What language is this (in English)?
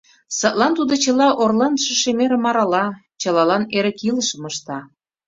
Mari